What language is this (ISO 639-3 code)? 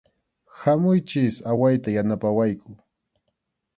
qxu